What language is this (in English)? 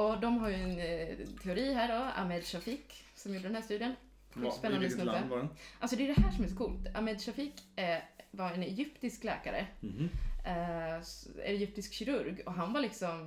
Swedish